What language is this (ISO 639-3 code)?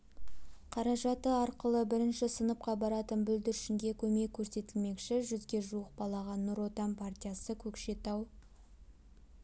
kaz